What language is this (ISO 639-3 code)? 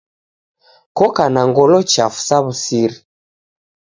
dav